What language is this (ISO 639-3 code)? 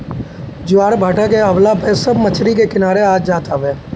bho